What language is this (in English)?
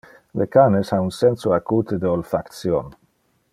Interlingua